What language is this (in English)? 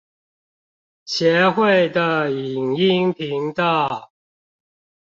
Chinese